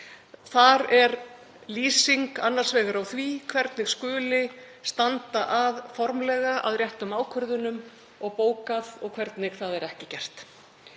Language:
Icelandic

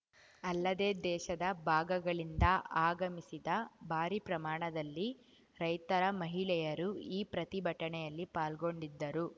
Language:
Kannada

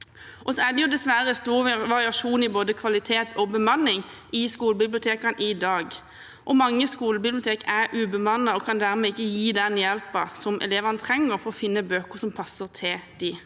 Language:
Norwegian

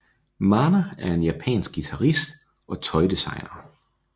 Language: Danish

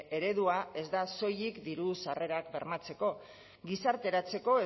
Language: Basque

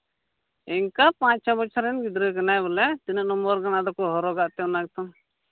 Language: Santali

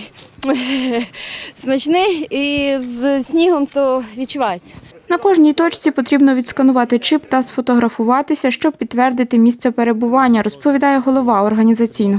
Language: Ukrainian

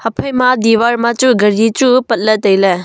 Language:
Wancho Naga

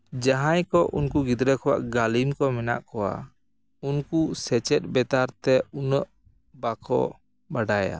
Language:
Santali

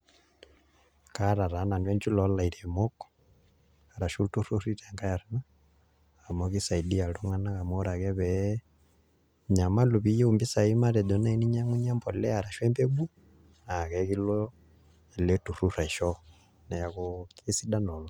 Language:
Masai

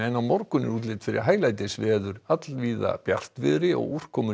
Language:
Icelandic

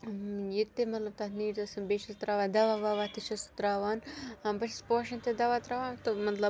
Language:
Kashmiri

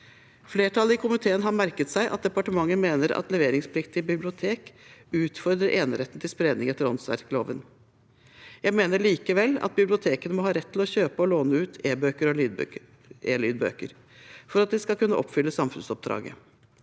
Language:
Norwegian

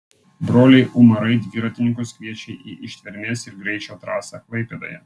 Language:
Lithuanian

